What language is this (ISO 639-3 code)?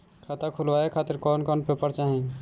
bho